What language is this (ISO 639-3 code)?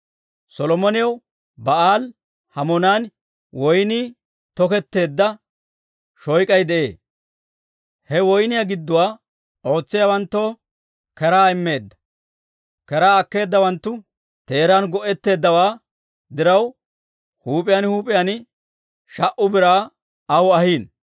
dwr